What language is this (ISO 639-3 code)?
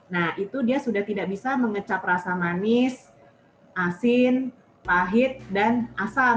ind